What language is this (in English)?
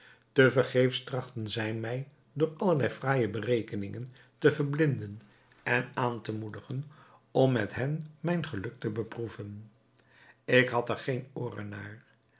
Dutch